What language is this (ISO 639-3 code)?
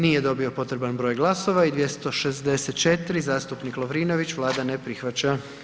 hrv